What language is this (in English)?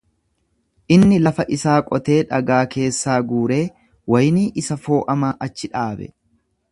Oromo